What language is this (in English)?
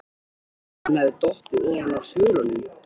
Icelandic